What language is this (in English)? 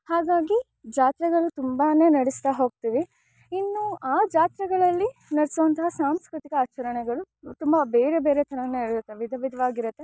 Kannada